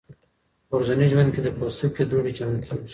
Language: Pashto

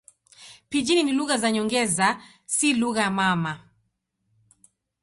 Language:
Swahili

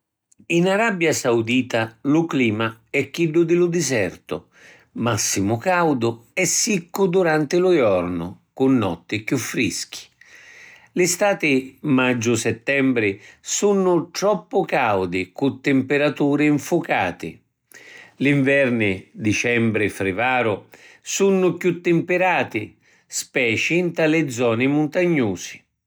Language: Sicilian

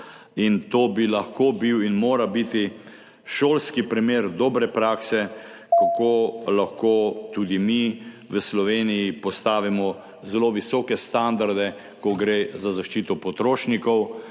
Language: Slovenian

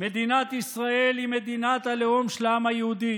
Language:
Hebrew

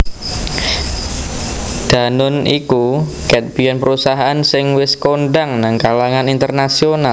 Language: Javanese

